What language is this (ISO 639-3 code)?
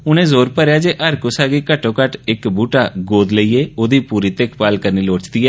doi